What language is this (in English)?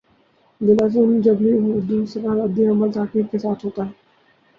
Urdu